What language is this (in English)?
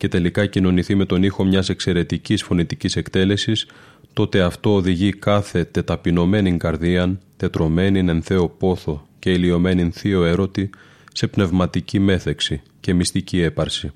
Greek